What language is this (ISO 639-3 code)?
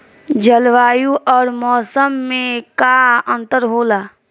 bho